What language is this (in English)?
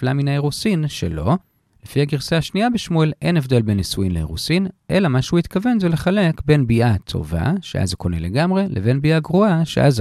Hebrew